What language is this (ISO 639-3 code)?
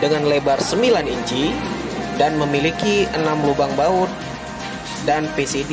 ind